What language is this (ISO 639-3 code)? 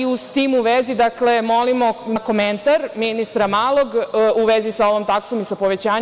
srp